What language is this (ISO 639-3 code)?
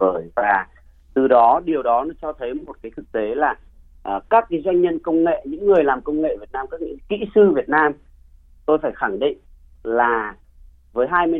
vie